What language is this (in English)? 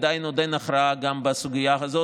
Hebrew